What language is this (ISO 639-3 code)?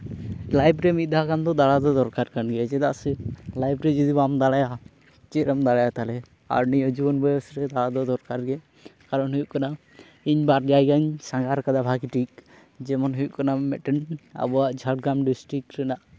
sat